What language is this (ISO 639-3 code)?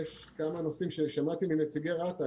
heb